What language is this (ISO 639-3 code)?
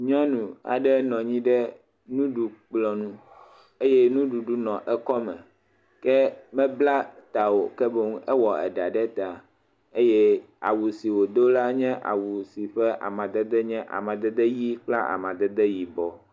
ewe